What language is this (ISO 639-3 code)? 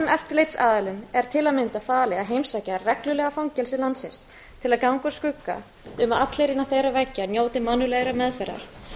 isl